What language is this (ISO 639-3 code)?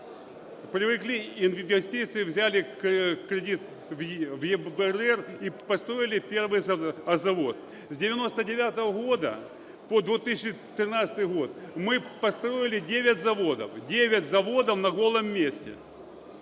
ukr